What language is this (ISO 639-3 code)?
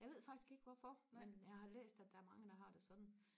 dan